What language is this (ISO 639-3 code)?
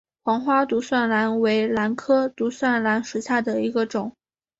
zho